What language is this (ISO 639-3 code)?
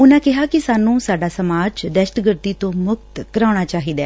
pan